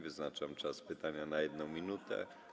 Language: Polish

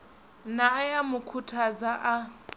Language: Venda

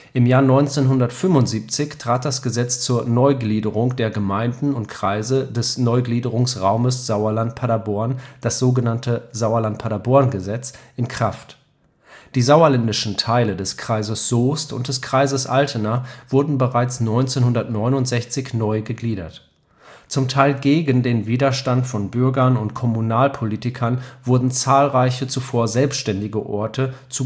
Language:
German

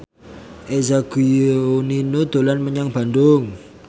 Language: Javanese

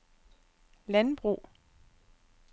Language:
Danish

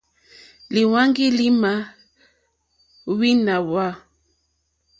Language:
Mokpwe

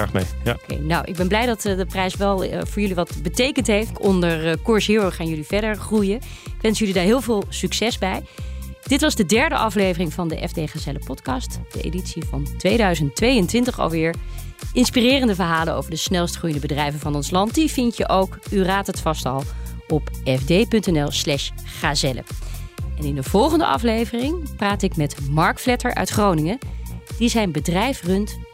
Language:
Dutch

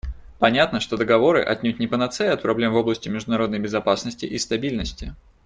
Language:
Russian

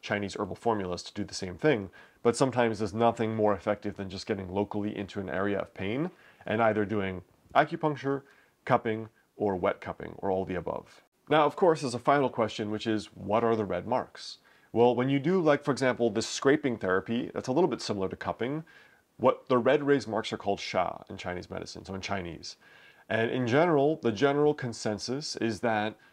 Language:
English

